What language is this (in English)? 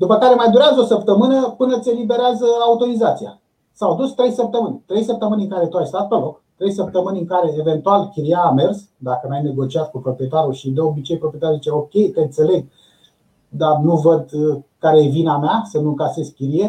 Romanian